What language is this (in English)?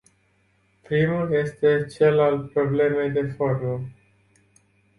Romanian